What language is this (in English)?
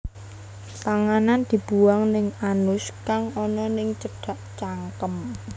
Javanese